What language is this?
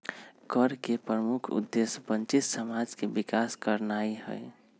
Magahi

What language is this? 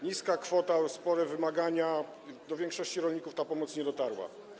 Polish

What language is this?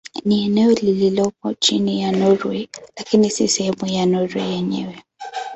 Swahili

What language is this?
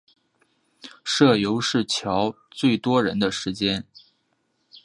Chinese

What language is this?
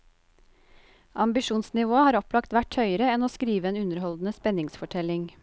Norwegian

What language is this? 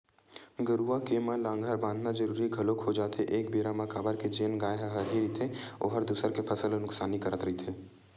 Chhattisgarhi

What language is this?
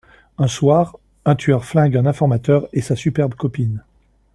French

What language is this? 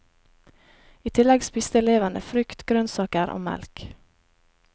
Norwegian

